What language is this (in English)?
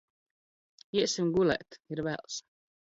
Latvian